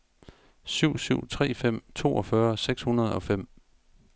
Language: Danish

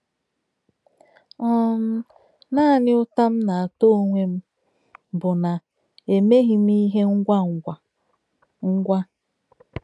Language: Igbo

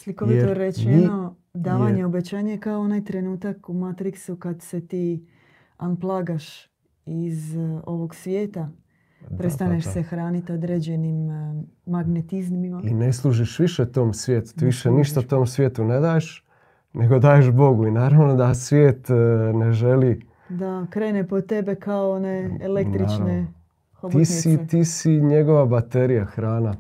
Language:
Croatian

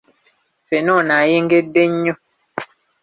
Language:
Ganda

